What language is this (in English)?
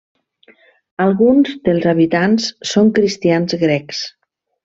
Catalan